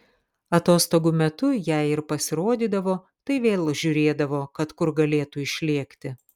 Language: Lithuanian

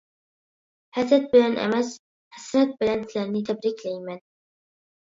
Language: Uyghur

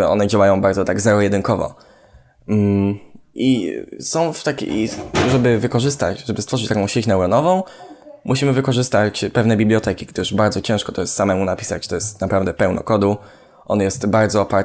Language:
Polish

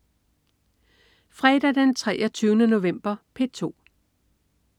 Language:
Danish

